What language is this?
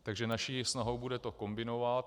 Czech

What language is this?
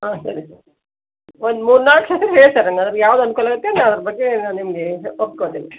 Kannada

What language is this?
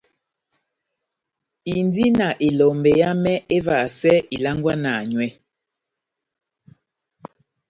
Batanga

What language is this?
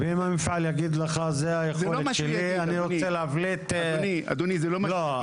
Hebrew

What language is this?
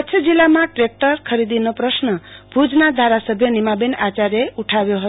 Gujarati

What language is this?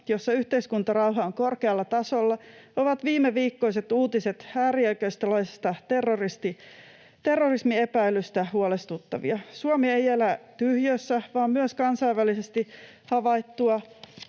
Finnish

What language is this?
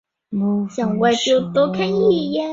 Chinese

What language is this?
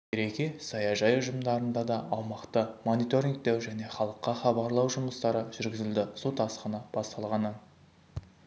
Kazakh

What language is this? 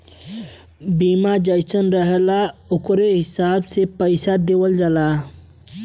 Bhojpuri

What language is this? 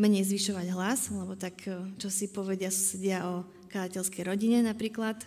Slovak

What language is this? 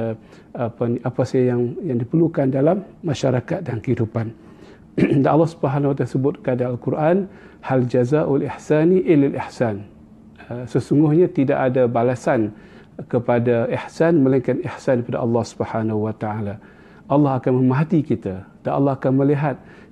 Malay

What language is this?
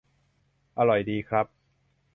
Thai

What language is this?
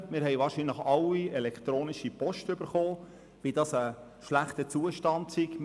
Swiss German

